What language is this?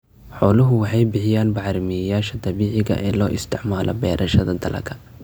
Somali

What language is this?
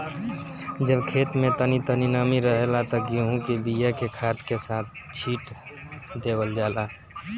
Bhojpuri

